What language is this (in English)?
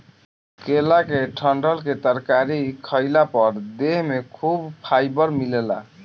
Bhojpuri